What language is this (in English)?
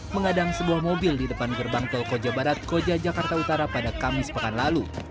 Indonesian